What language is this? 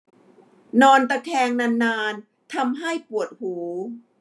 Thai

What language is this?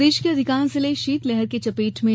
Hindi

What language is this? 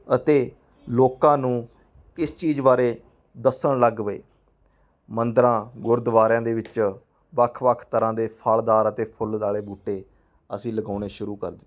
Punjabi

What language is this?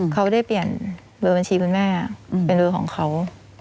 Thai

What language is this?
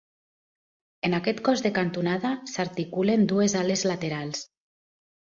Catalan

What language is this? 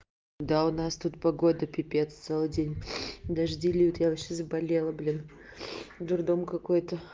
Russian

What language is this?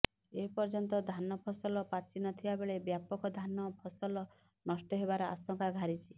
Odia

